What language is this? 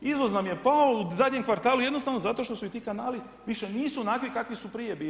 Croatian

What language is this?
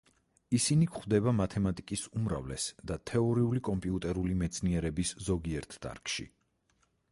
Georgian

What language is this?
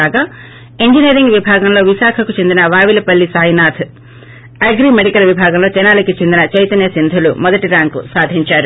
Telugu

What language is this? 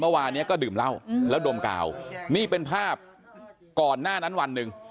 Thai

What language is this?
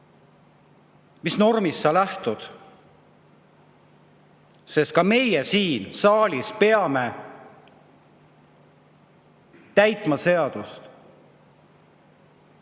Estonian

